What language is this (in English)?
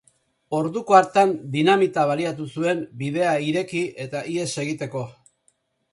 Basque